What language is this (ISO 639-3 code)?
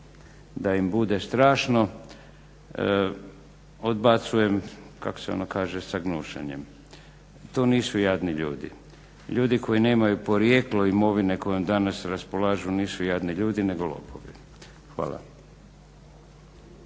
hrv